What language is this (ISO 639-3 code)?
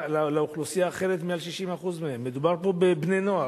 heb